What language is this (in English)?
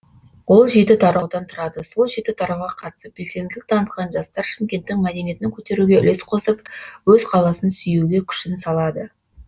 Kazakh